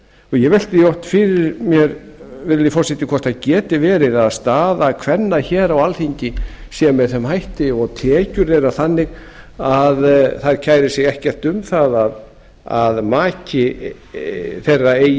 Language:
Icelandic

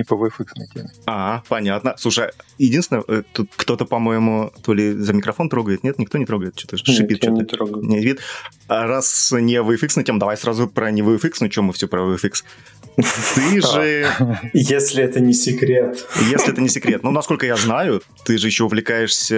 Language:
Russian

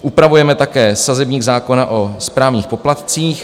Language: Czech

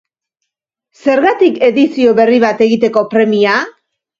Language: Basque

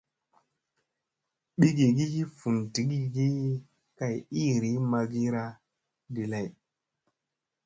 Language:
Musey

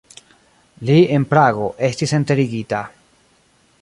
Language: Esperanto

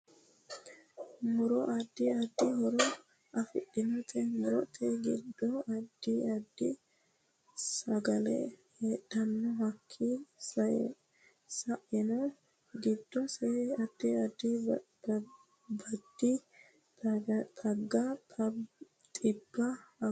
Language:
Sidamo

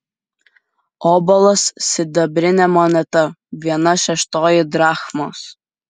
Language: Lithuanian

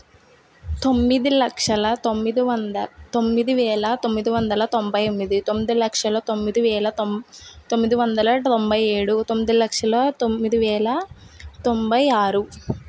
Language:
Telugu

